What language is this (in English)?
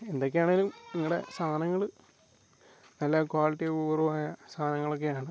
Malayalam